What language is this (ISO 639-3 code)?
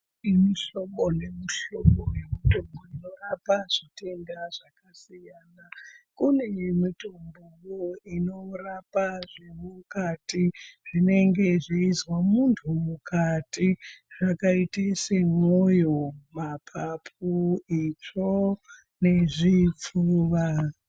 ndc